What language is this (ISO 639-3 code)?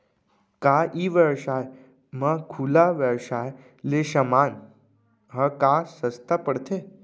hne